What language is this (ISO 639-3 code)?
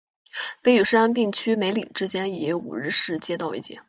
zho